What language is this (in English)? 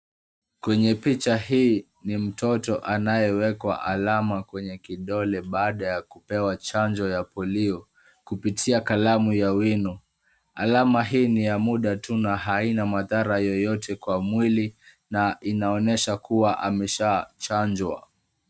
Swahili